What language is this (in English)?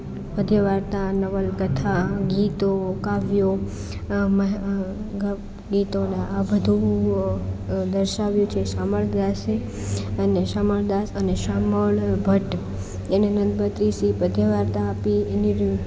Gujarati